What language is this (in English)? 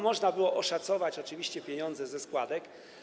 Polish